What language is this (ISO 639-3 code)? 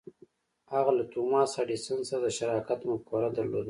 pus